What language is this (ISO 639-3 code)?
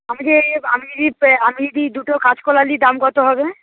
ben